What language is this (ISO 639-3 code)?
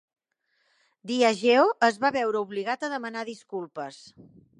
cat